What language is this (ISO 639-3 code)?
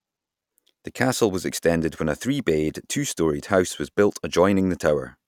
eng